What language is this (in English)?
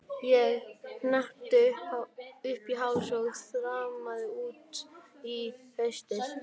Icelandic